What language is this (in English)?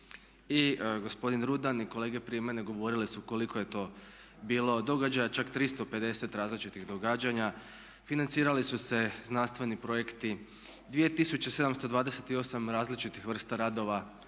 Croatian